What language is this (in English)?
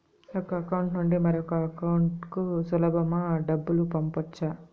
Telugu